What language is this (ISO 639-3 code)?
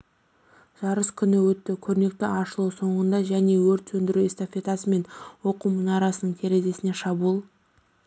kaz